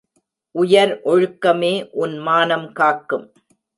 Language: Tamil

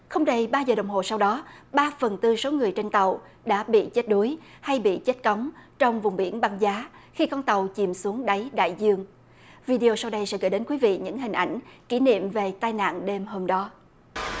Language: Vietnamese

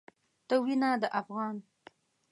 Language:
Pashto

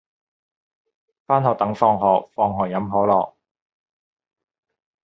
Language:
Cantonese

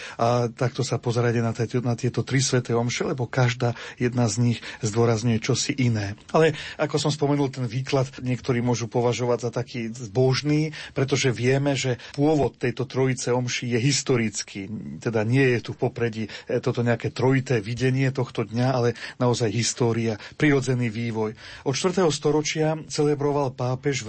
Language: Slovak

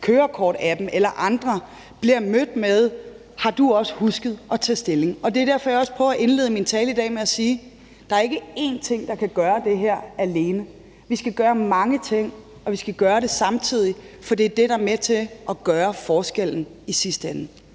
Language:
Danish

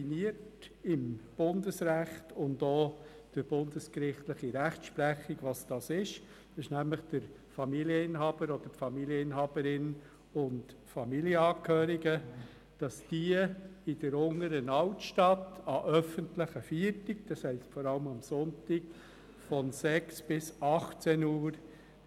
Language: Swiss German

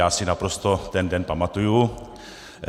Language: Czech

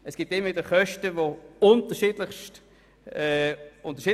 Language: Swiss German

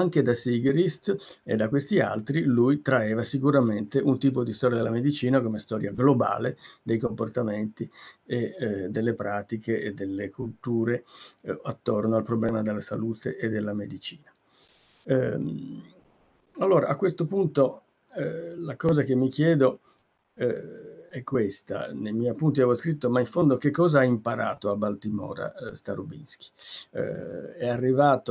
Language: Italian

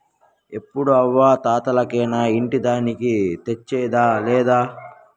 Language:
Telugu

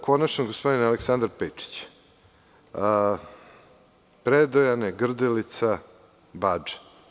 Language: Serbian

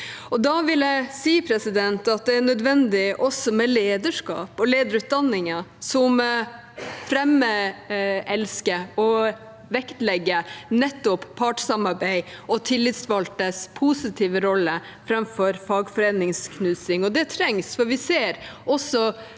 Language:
Norwegian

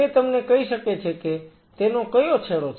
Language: Gujarati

